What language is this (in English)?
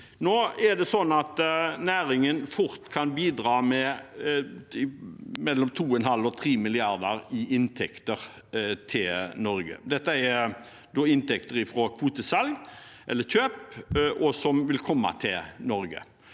Norwegian